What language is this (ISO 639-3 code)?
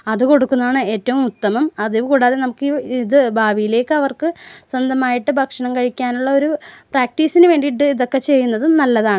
mal